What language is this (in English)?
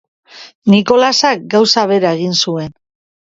Basque